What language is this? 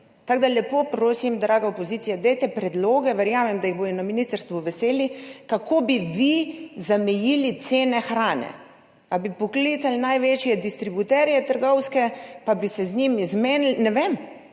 Slovenian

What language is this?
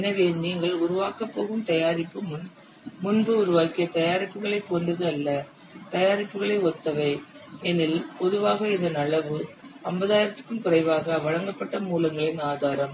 Tamil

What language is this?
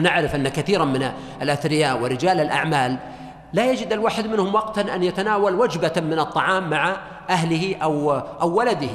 Arabic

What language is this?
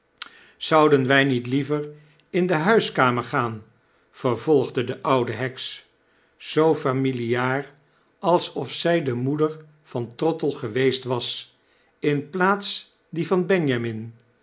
Dutch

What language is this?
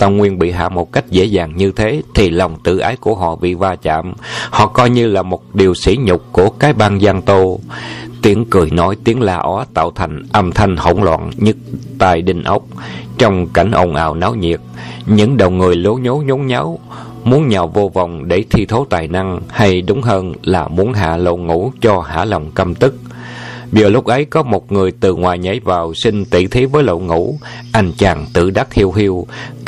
Vietnamese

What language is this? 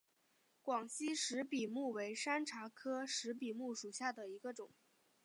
Chinese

